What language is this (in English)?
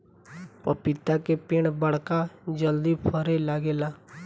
Bhojpuri